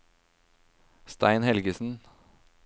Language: Norwegian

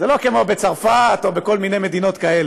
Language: Hebrew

